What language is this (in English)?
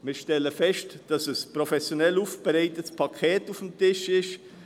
Swiss German